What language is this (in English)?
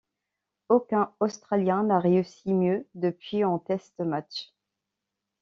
French